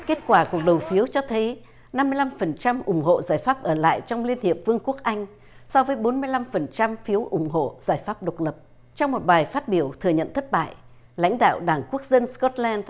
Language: Vietnamese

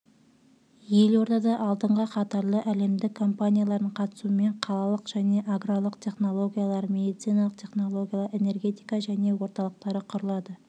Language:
Kazakh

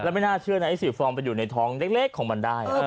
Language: Thai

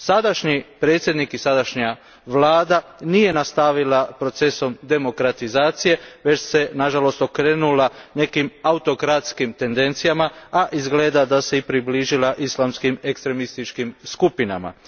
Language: Croatian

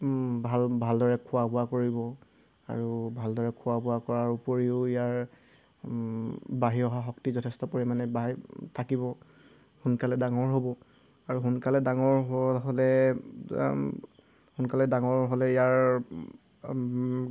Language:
Assamese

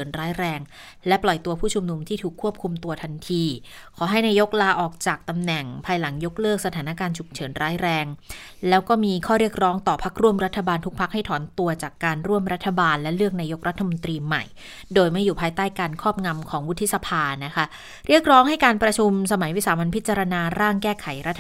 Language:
Thai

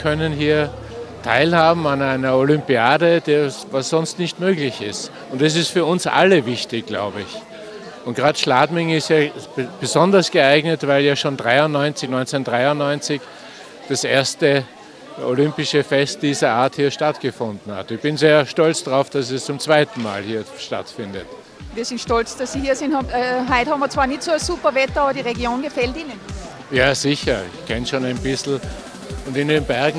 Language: German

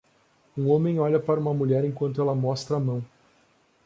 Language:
Portuguese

